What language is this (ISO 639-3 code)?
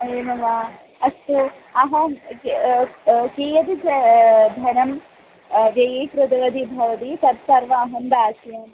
san